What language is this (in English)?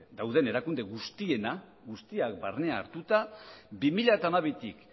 Basque